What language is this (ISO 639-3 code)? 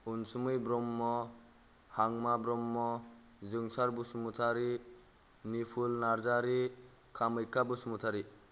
brx